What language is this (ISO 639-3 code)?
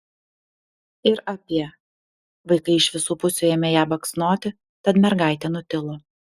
lit